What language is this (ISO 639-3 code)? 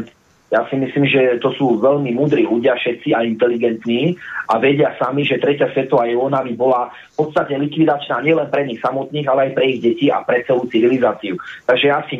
slk